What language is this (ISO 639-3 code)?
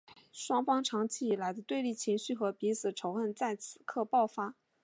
zho